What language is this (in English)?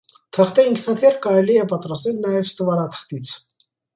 Armenian